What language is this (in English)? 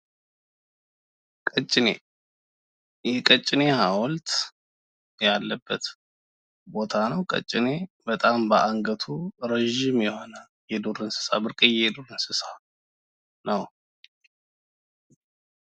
Amharic